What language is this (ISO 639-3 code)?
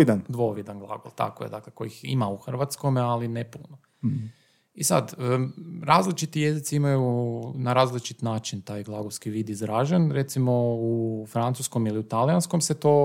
hrv